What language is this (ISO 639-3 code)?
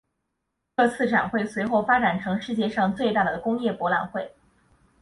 zho